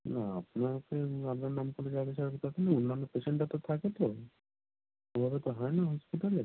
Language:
Bangla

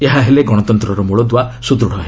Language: Odia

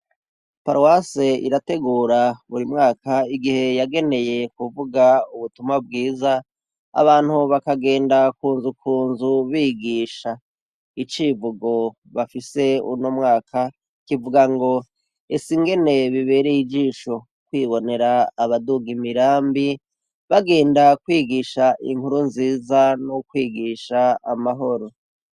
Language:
Rundi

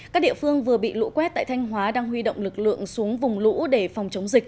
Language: Vietnamese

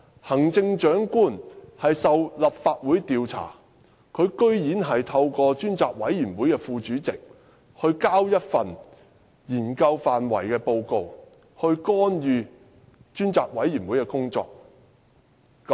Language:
Cantonese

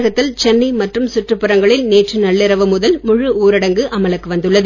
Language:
Tamil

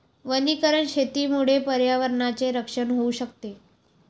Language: Marathi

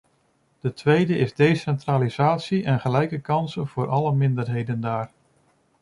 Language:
Dutch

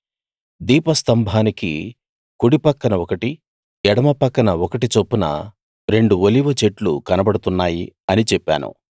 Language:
Telugu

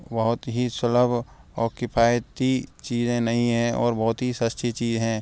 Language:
Hindi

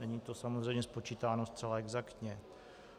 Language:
Czech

